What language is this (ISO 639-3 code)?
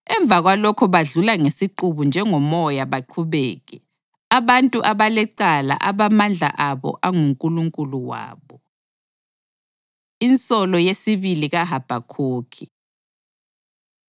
nde